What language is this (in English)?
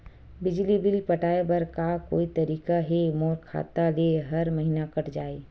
Chhattisgarhi